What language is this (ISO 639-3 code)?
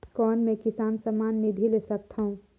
hne